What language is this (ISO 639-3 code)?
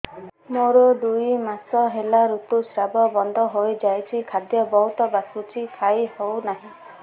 ori